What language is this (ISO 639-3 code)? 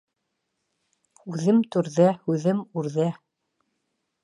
bak